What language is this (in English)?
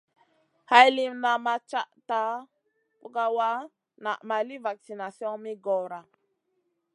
Masana